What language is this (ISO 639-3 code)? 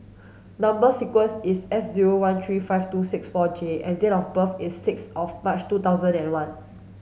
eng